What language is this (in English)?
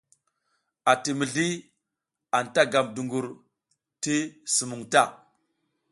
South Giziga